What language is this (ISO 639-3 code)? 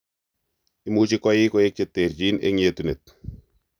kln